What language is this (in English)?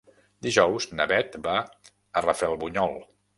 Catalan